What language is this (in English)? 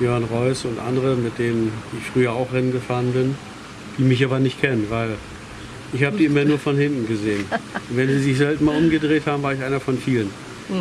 German